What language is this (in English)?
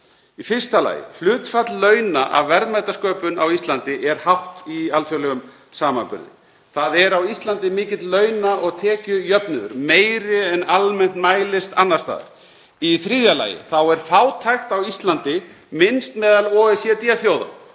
Icelandic